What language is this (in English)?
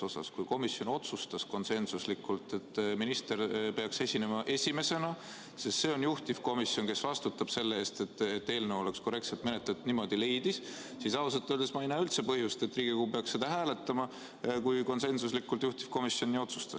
Estonian